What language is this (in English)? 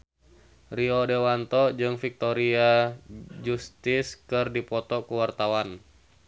Sundanese